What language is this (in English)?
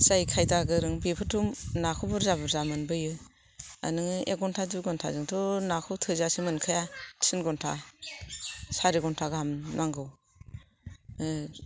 Bodo